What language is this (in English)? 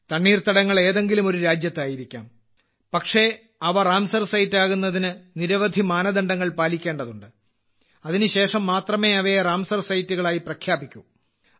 Malayalam